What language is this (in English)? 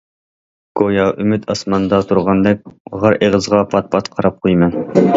Uyghur